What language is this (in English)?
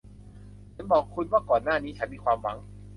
Thai